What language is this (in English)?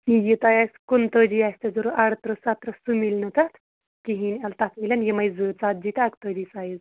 Kashmiri